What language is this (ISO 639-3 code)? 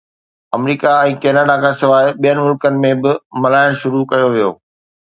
snd